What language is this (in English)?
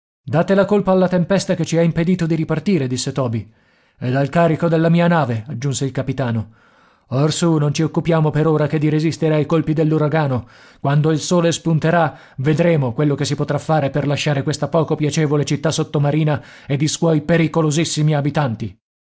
Italian